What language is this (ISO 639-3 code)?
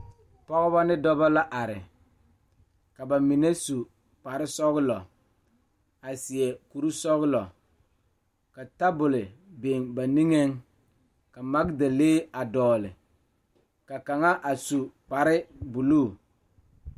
dga